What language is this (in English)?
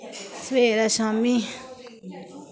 Dogri